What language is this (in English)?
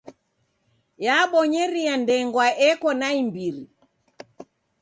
Taita